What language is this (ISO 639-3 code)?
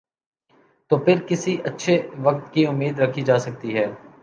urd